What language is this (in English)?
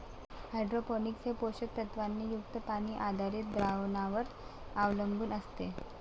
Marathi